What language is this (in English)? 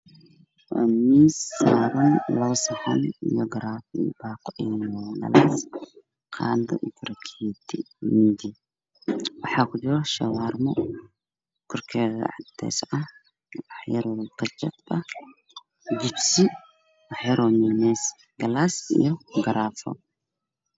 Somali